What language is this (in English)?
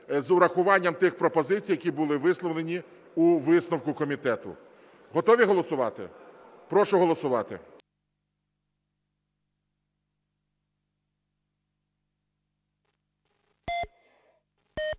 Ukrainian